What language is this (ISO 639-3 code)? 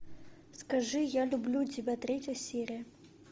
rus